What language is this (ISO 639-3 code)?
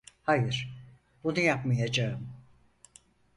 tur